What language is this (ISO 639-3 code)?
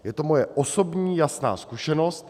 ces